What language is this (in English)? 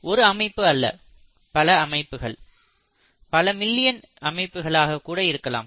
Tamil